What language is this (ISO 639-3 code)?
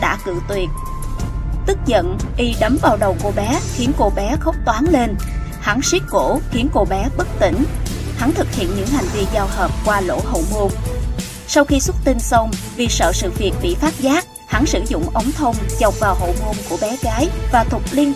vie